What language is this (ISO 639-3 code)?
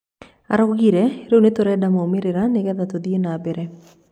kik